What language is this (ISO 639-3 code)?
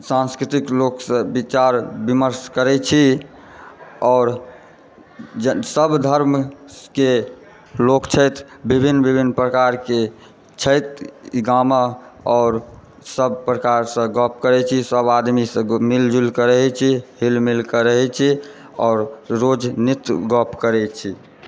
mai